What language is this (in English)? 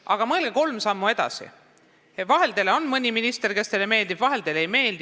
Estonian